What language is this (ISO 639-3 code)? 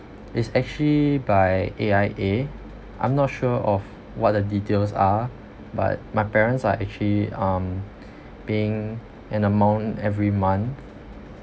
eng